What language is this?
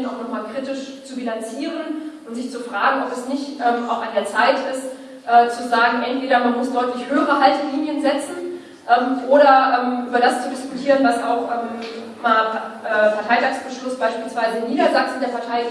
German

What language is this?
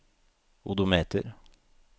Norwegian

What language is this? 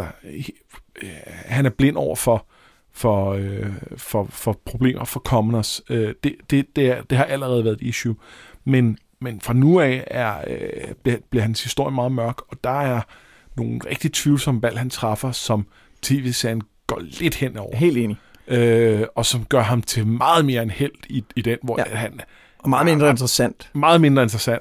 Danish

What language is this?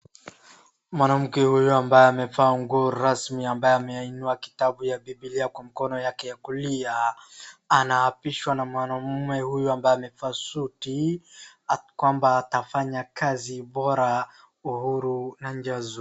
Swahili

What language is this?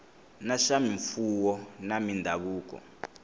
Tsonga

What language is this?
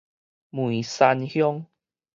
Min Nan Chinese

